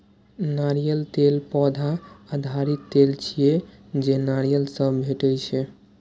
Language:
Maithili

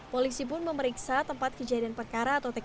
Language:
Indonesian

